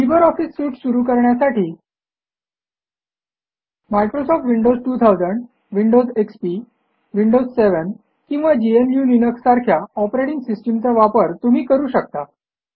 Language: Marathi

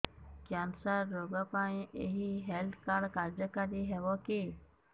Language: Odia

